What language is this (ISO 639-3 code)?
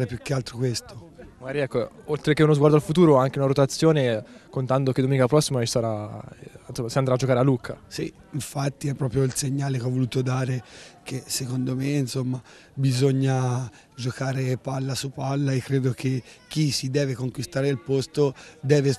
ita